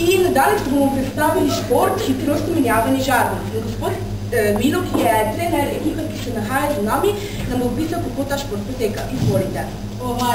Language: Bulgarian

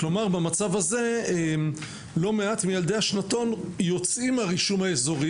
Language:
Hebrew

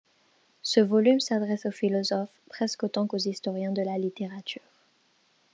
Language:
French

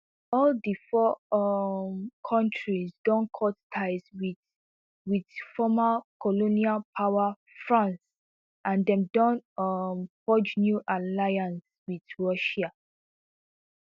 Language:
Nigerian Pidgin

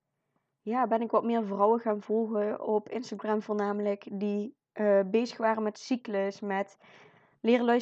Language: Dutch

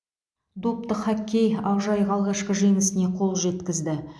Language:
Kazakh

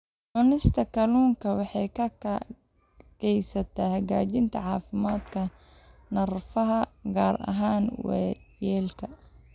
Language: Somali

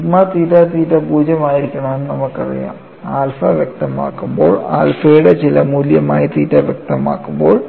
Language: Malayalam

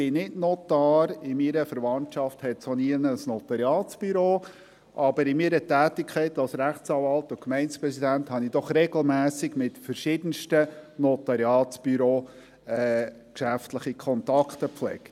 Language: Swiss German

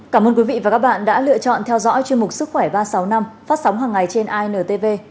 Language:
Vietnamese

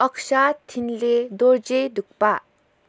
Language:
Nepali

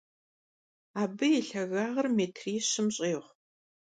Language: Kabardian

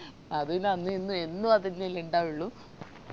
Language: Malayalam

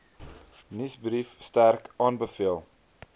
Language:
Afrikaans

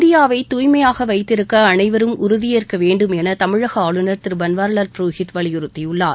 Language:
Tamil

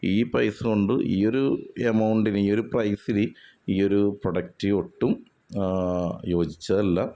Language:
Malayalam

